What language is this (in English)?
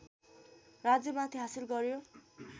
Nepali